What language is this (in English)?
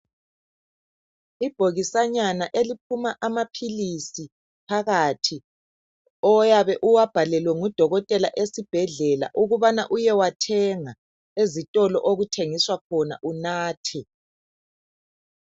North Ndebele